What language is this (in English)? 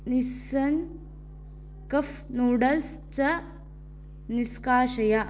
Sanskrit